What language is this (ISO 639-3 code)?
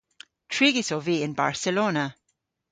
cor